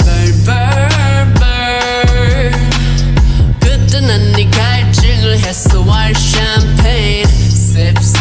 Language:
Turkish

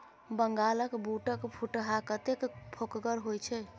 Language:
Maithili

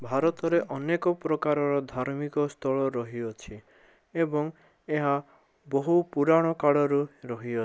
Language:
Odia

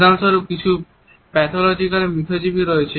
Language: Bangla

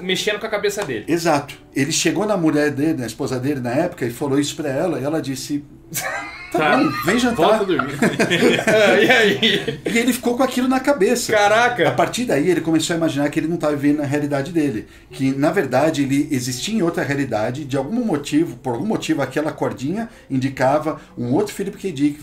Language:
Portuguese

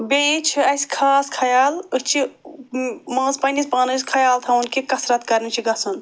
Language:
Kashmiri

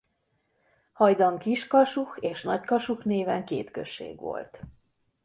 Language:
Hungarian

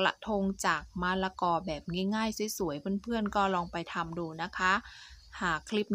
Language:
Thai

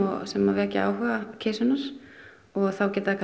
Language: Icelandic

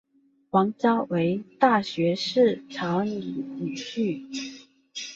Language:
Chinese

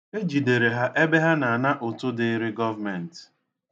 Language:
Igbo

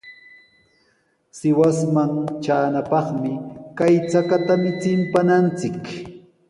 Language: Sihuas Ancash Quechua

